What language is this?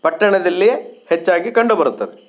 Kannada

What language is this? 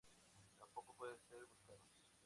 Spanish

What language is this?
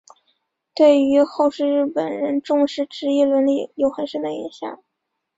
Chinese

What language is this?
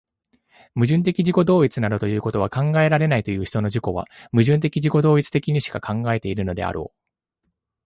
Japanese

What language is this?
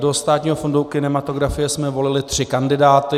Czech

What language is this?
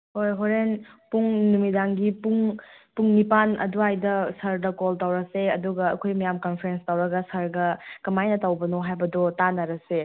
Manipuri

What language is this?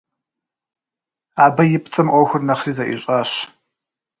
Kabardian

